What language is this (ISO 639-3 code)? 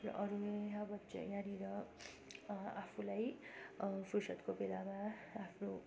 nep